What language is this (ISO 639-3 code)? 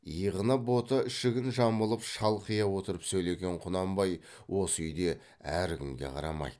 kaz